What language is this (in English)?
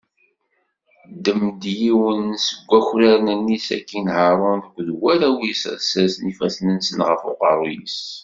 Kabyle